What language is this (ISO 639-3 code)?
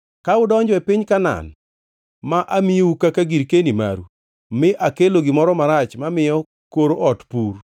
luo